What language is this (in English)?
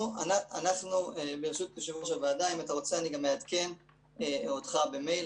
Hebrew